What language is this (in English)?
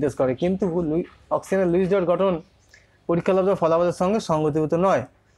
Hindi